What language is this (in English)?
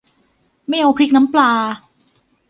Thai